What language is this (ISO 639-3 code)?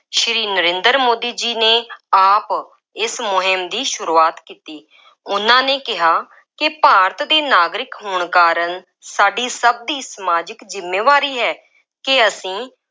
pan